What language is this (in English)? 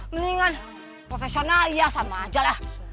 Indonesian